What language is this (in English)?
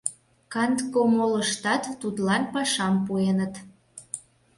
Mari